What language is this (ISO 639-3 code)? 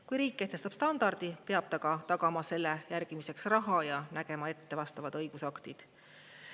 est